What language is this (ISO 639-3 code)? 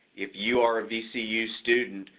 eng